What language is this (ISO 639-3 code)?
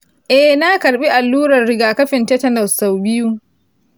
hau